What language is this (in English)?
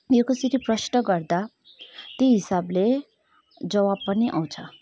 Nepali